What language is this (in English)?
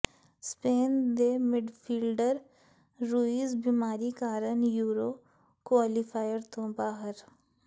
Punjabi